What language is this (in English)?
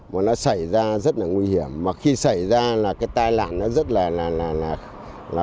Vietnamese